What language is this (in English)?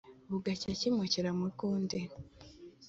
Kinyarwanda